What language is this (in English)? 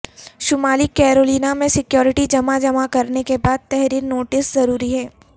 Urdu